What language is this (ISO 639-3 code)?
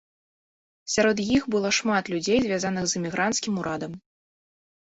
bel